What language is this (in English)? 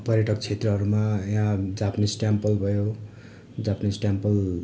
Nepali